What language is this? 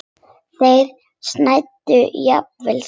Icelandic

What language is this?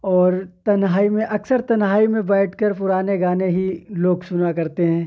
Urdu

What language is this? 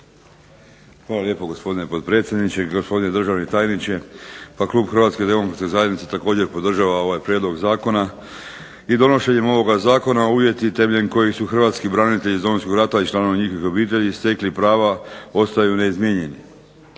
Croatian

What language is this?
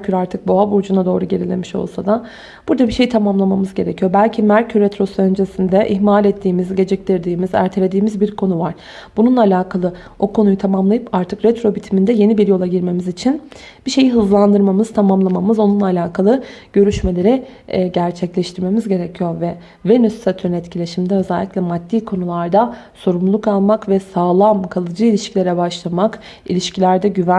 Turkish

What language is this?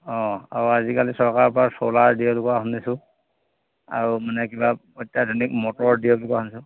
Assamese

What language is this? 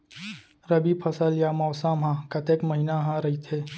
Chhattisgarhi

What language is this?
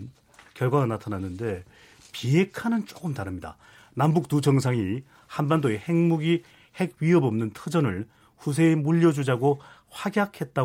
Korean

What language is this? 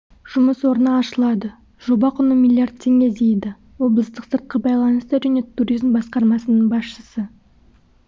Kazakh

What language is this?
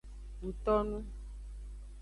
Aja (Benin)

